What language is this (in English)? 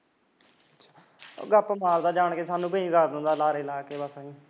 Punjabi